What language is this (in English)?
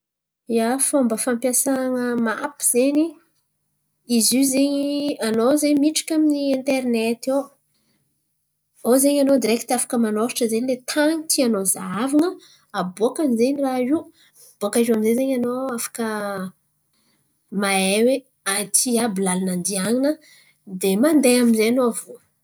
Antankarana Malagasy